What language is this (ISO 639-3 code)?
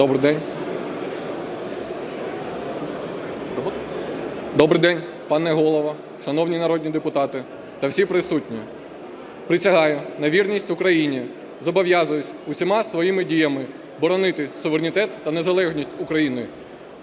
ukr